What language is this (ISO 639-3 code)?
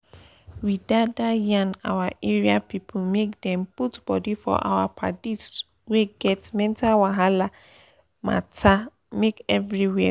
pcm